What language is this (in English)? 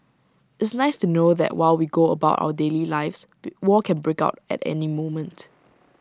English